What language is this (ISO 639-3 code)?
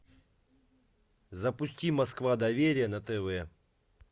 rus